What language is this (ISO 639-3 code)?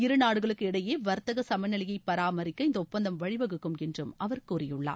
tam